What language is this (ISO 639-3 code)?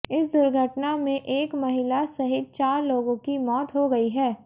hin